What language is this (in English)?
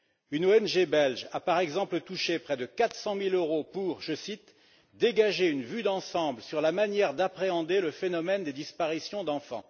French